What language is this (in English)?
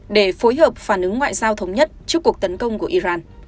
Vietnamese